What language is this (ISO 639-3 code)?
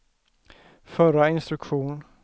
swe